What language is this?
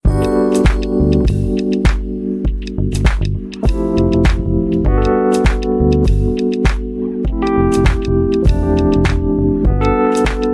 English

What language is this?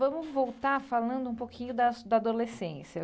Portuguese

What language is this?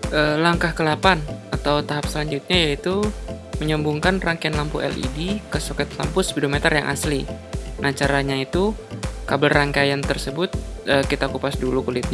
Indonesian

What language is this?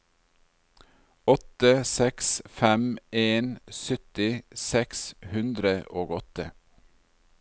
Norwegian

